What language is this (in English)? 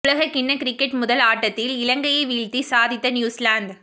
Tamil